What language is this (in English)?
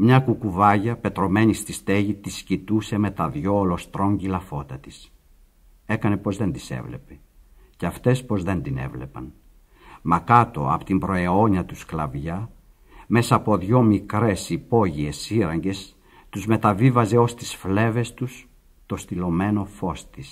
Greek